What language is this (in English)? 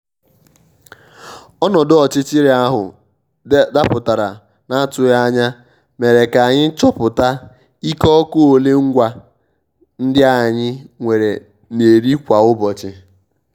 Igbo